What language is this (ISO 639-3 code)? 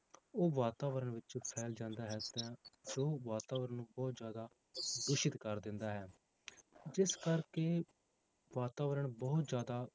pan